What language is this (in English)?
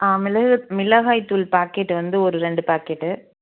Tamil